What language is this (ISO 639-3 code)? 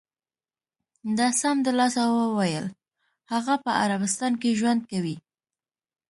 pus